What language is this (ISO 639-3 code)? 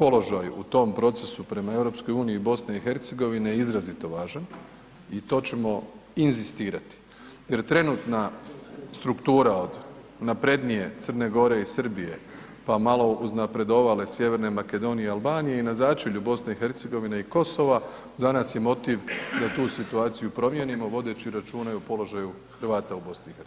hrv